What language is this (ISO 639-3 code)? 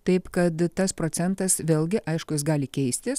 lit